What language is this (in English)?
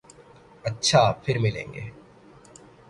Urdu